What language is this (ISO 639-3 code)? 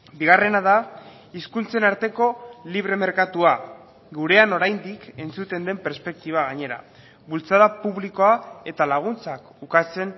eus